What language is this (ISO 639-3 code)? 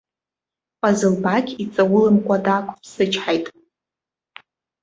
abk